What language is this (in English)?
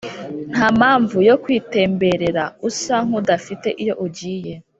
Kinyarwanda